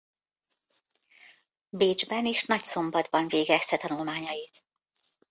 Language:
Hungarian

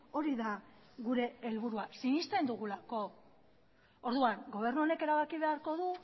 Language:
Basque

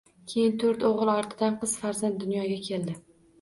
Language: Uzbek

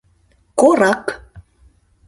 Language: Mari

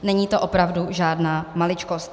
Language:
Czech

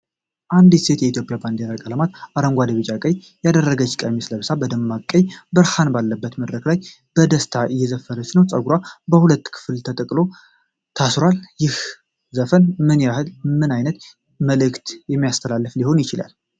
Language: Amharic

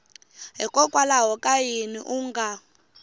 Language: Tsonga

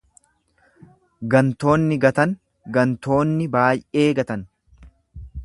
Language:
Oromo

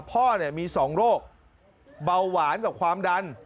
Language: Thai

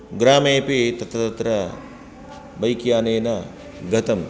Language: Sanskrit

